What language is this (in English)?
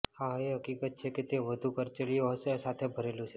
Gujarati